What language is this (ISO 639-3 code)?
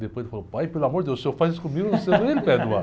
por